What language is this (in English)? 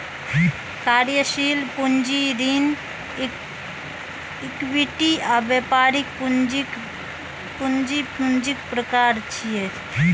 Maithili